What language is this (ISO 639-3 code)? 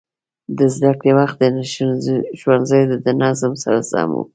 pus